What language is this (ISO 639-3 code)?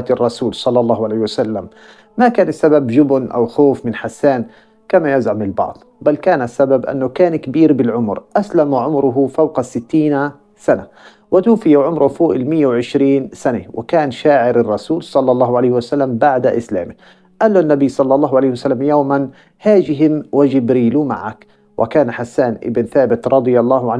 ara